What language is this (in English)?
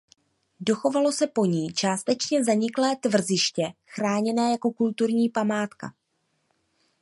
Czech